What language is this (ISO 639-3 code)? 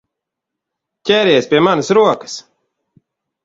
lav